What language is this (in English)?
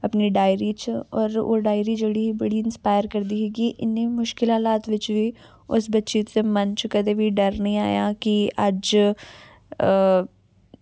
Dogri